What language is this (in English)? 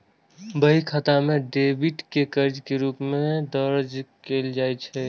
Maithili